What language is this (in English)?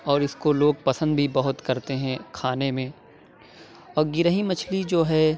Urdu